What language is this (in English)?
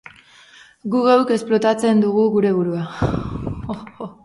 Basque